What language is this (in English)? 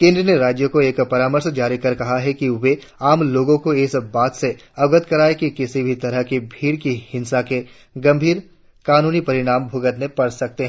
Hindi